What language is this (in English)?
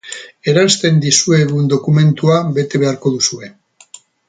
Basque